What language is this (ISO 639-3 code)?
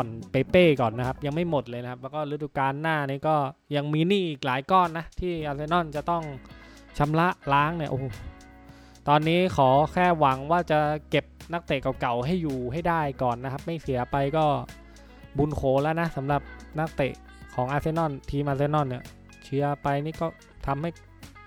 tha